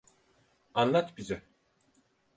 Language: Turkish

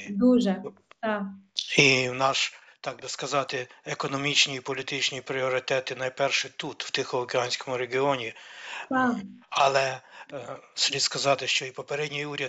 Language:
Ukrainian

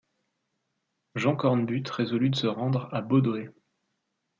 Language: French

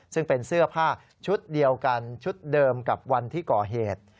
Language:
Thai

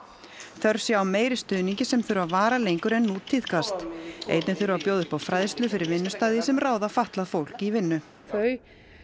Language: Icelandic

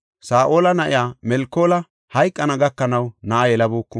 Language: Gofa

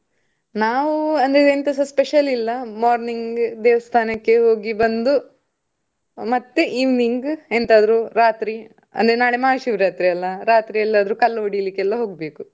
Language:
Kannada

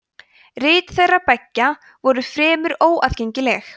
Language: Icelandic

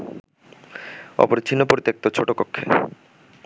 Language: Bangla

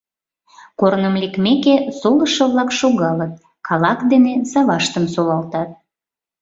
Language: Mari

